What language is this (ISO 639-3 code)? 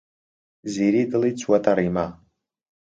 ckb